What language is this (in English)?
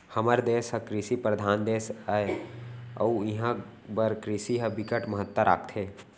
Chhattisgarhi